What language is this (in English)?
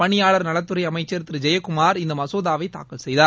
Tamil